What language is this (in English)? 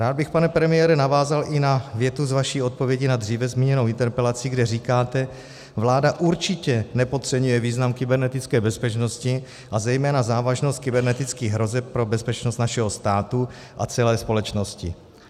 Czech